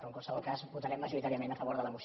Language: Catalan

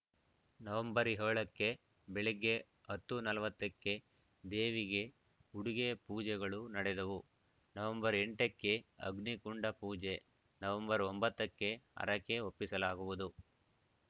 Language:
Kannada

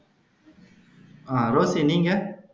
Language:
Tamil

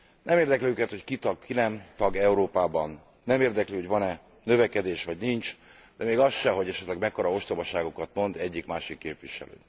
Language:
Hungarian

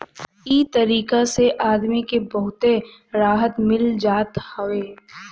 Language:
Bhojpuri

